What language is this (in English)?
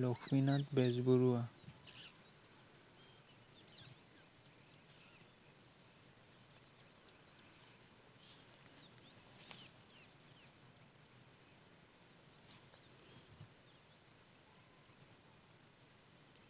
Assamese